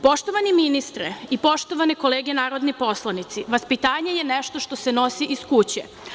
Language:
Serbian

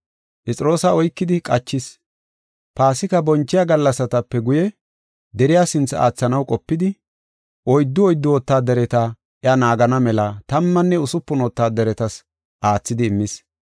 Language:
Gofa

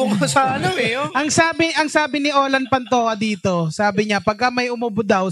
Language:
Filipino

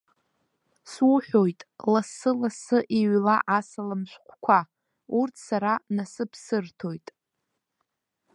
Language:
Abkhazian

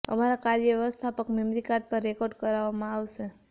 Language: Gujarati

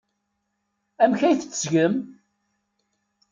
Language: Kabyle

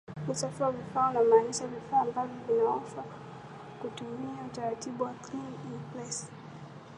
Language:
Swahili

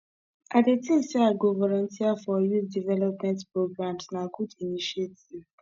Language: Nigerian Pidgin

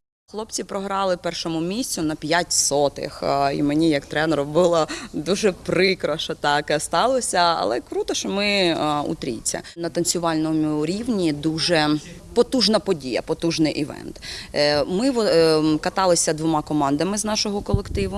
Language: Ukrainian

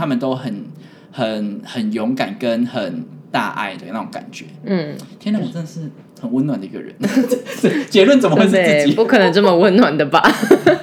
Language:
Chinese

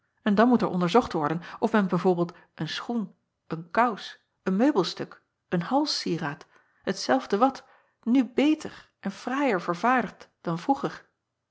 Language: Dutch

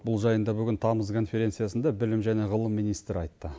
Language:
Kazakh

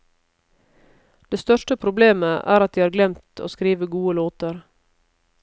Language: Norwegian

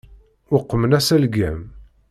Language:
Kabyle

